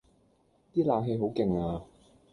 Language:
Cantonese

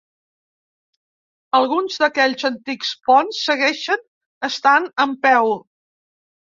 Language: Catalan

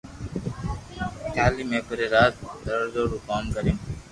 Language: Loarki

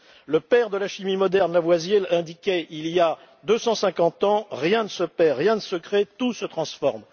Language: French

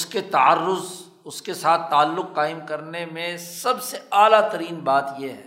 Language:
Urdu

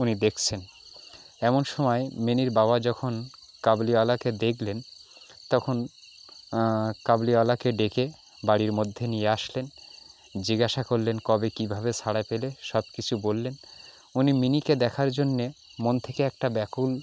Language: Bangla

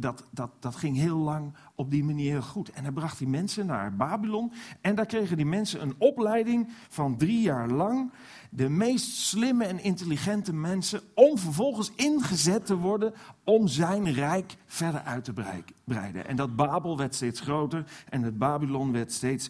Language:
Dutch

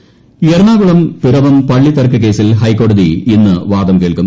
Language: Malayalam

